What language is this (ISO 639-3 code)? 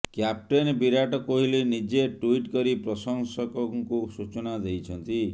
ori